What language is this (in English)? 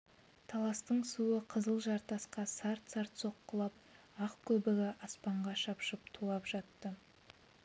Kazakh